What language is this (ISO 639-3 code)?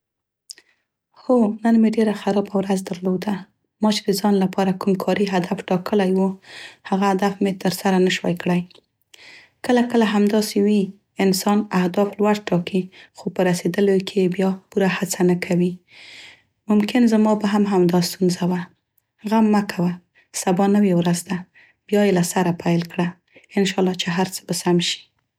pst